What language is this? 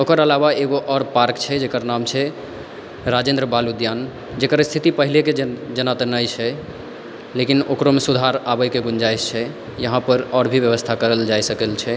Maithili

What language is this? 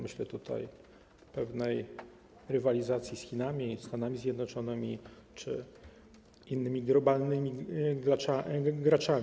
Polish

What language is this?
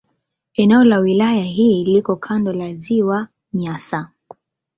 Swahili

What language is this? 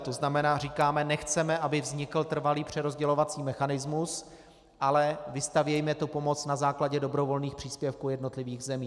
Czech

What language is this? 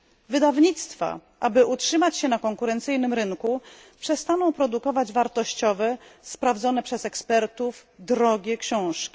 Polish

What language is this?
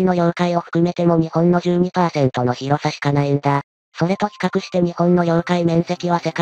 Japanese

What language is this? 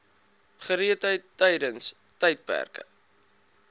Afrikaans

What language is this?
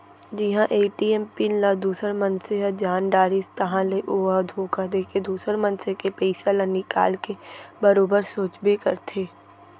Chhattisgarhi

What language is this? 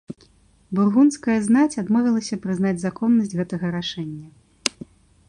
Belarusian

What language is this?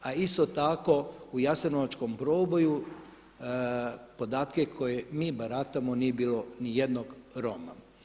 Croatian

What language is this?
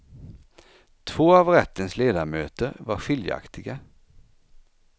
Swedish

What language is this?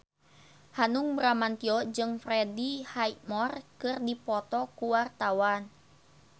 Sundanese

